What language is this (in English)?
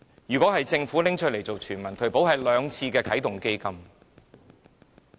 Cantonese